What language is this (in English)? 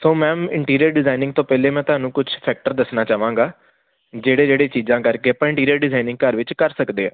Punjabi